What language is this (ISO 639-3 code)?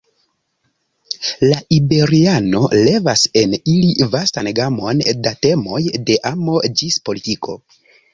epo